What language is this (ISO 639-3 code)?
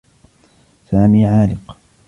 ara